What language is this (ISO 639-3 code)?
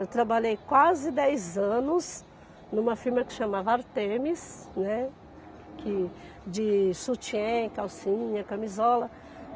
por